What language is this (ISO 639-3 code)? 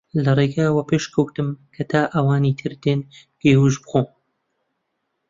ckb